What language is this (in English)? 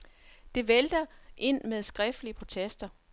Danish